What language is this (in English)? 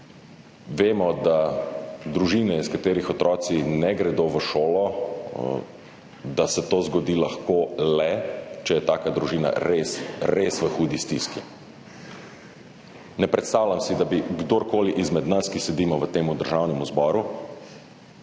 Slovenian